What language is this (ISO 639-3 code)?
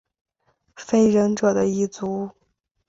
zho